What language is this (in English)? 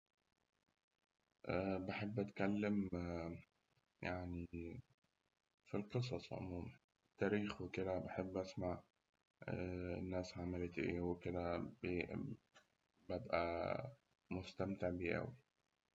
Egyptian Arabic